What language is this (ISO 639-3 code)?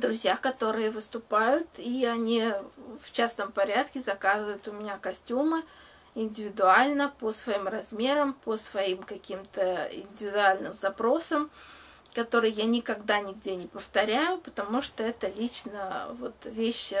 rus